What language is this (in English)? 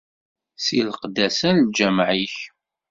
Kabyle